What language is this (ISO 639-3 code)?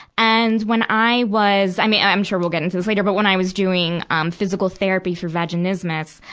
eng